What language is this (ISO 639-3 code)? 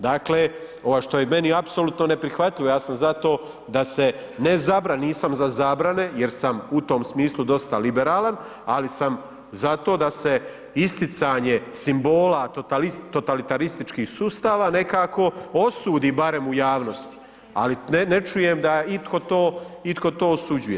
hrv